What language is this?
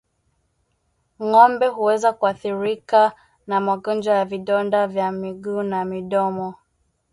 Swahili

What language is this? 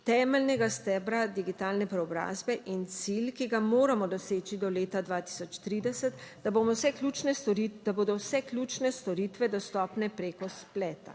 Slovenian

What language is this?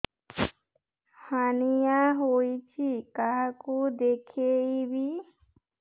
Odia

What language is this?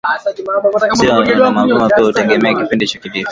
Swahili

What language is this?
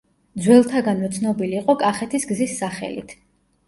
Georgian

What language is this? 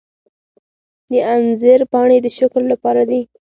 Pashto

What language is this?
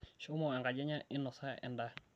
Masai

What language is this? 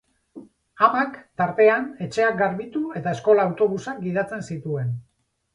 Basque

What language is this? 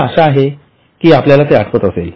Marathi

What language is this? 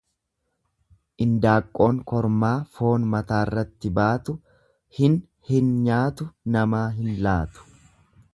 Oromo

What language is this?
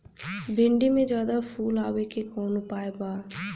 Bhojpuri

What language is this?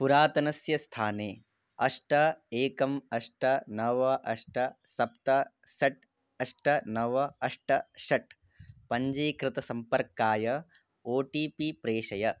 Sanskrit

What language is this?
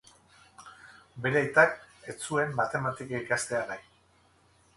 Basque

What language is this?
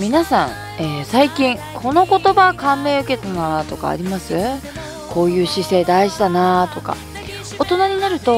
Japanese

